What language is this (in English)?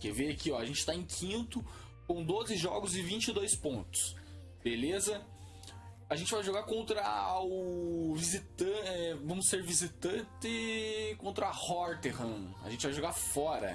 Portuguese